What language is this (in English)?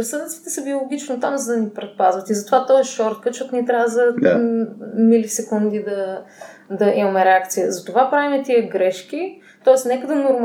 Bulgarian